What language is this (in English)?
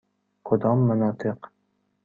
Persian